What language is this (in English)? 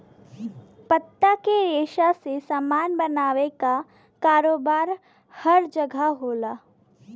Bhojpuri